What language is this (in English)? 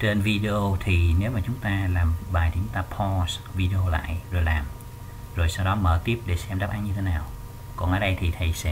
Vietnamese